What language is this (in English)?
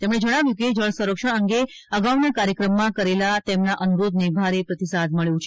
Gujarati